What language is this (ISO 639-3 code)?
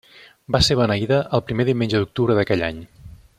cat